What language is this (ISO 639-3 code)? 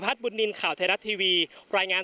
tha